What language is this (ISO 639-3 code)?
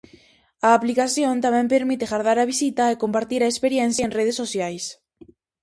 glg